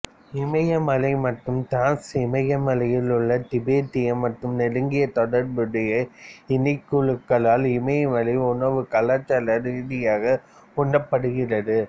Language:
Tamil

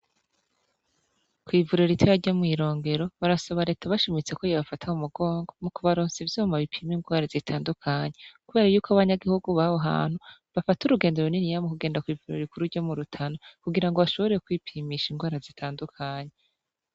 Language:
Rundi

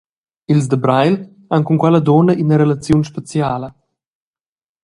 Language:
Romansh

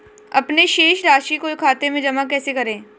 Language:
Hindi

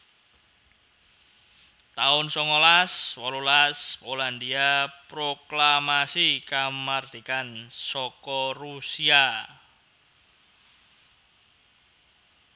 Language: Javanese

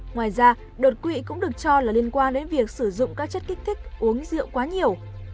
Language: Vietnamese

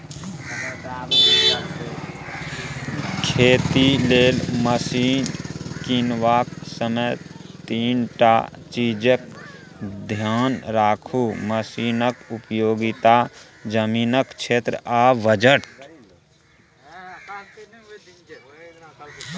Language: Maithili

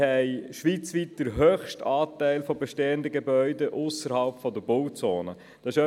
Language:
Swiss German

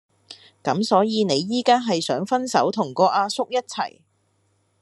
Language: Cantonese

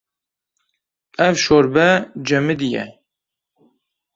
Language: Kurdish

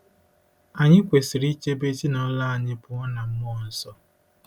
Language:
Igbo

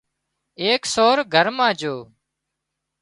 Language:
Wadiyara Koli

